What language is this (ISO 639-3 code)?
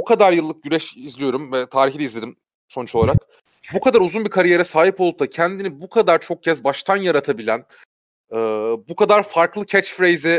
tur